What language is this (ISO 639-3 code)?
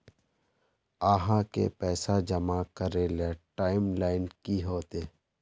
mag